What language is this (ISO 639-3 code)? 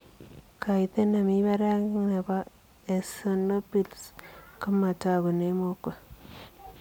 kln